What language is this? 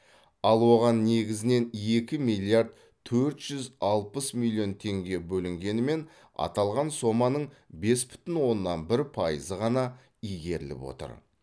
Kazakh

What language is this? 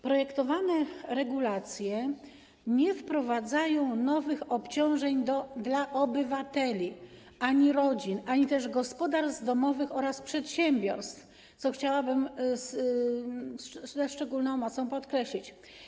Polish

